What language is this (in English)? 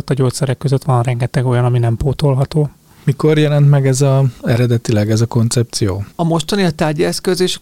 Hungarian